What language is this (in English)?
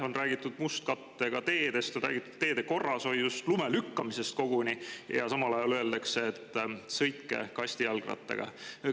Estonian